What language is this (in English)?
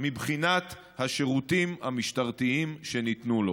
Hebrew